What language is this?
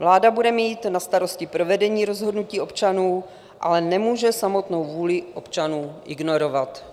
Czech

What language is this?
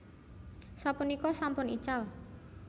Javanese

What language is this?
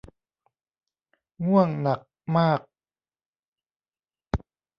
Thai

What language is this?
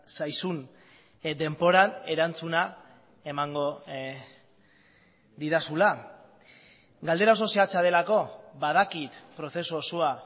Basque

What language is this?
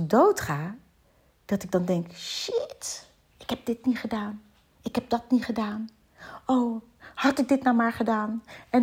Dutch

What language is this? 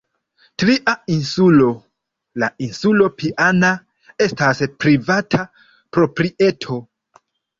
Esperanto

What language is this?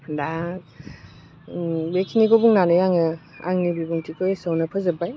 Bodo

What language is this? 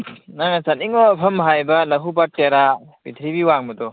Manipuri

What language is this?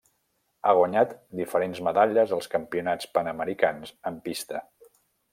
Catalan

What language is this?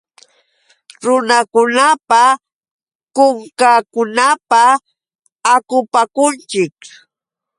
Yauyos Quechua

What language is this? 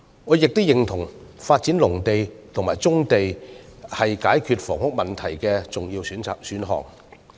Cantonese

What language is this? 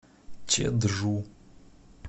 Russian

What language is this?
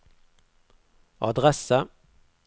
Norwegian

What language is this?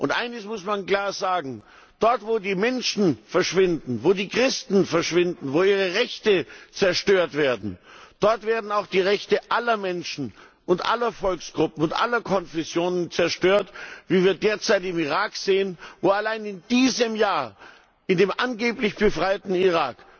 German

